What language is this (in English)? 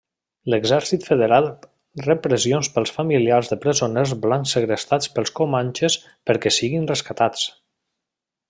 Catalan